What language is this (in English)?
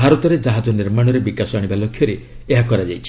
Odia